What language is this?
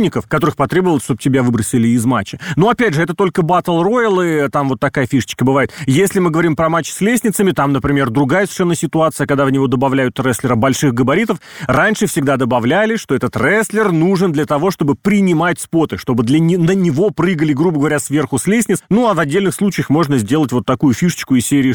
Russian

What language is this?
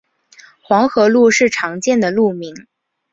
Chinese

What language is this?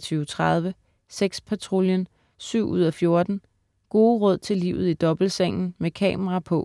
Danish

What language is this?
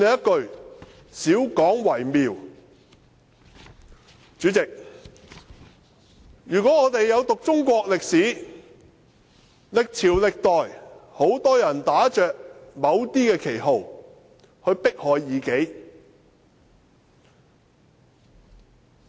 Cantonese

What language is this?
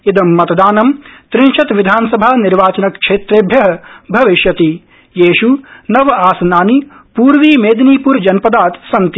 Sanskrit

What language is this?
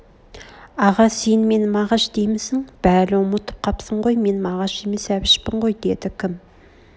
Kazakh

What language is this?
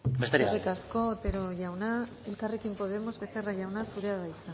Basque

